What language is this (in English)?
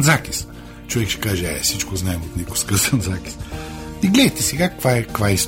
Bulgarian